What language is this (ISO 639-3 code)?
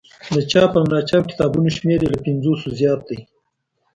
pus